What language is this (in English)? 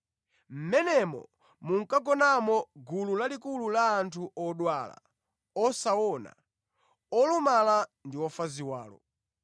Nyanja